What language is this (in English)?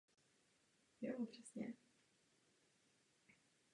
Czech